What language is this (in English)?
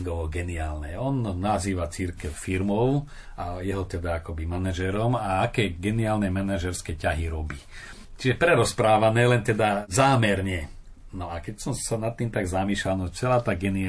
Slovak